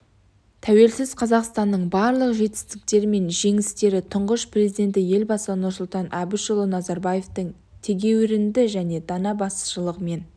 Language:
Kazakh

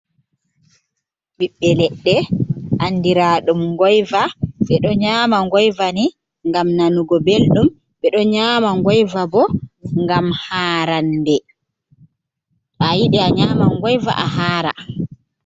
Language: Fula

